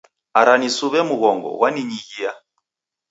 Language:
Taita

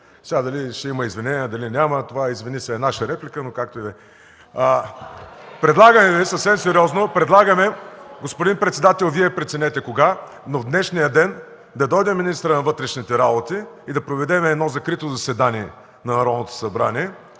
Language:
Bulgarian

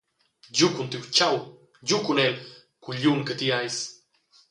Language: Romansh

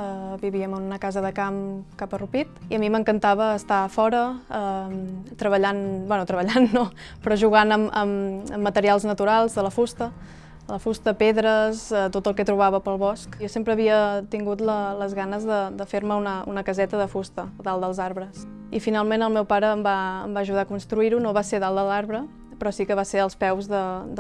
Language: Catalan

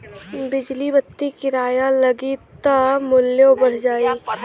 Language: Bhojpuri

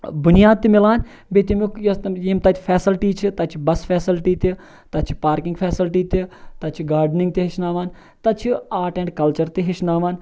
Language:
Kashmiri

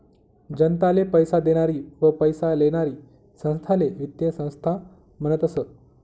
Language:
Marathi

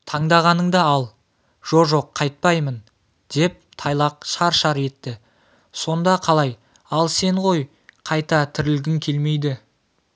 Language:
Kazakh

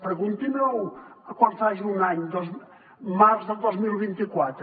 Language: Catalan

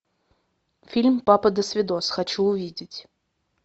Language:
Russian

